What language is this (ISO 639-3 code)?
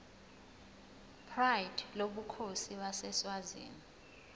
zul